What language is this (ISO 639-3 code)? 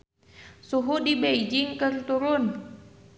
sun